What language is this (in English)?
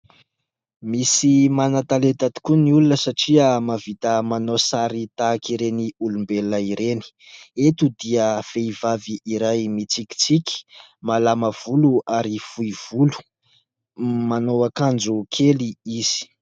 Malagasy